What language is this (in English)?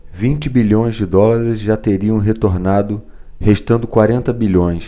Portuguese